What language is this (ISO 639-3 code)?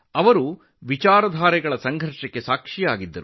kan